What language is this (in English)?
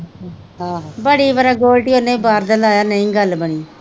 Punjabi